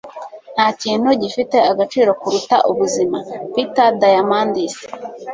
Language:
Kinyarwanda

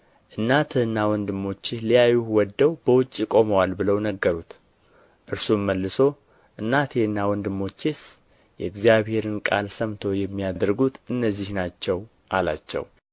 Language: Amharic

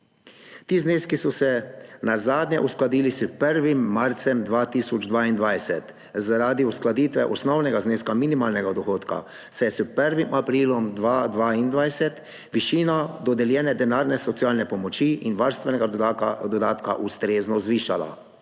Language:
Slovenian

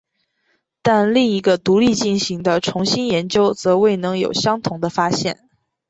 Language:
Chinese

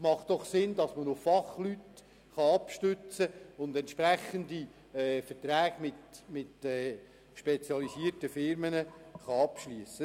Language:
Swiss German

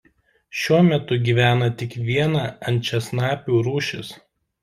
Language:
Lithuanian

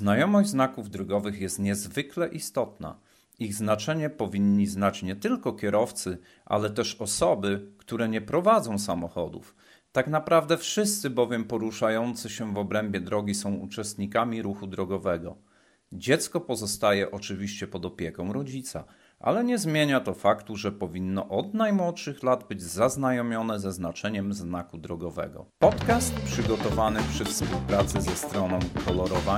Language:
Polish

